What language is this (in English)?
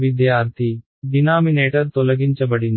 Telugu